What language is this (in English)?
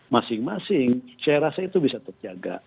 Indonesian